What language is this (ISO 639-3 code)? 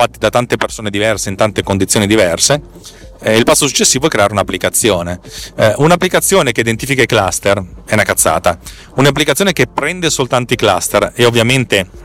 ita